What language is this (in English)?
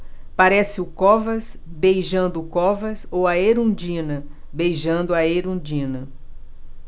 Portuguese